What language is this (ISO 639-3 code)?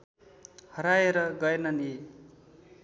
nep